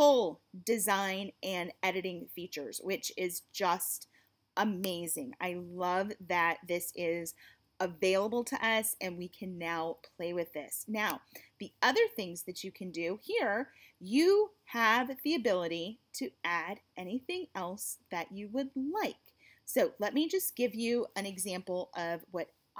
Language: English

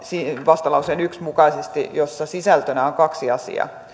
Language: Finnish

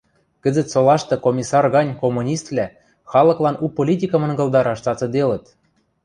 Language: Western Mari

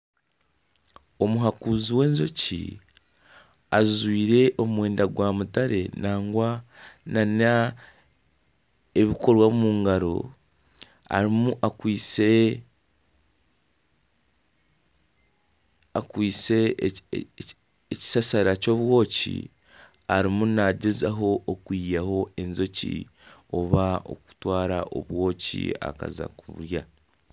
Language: Nyankole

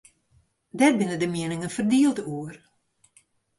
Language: Western Frisian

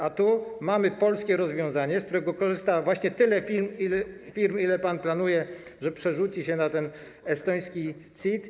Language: Polish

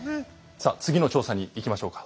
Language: Japanese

